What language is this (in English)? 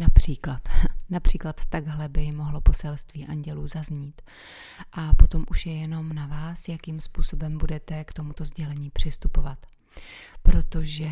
Czech